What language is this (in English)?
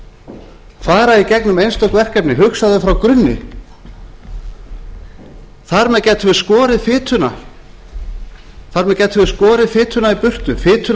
Icelandic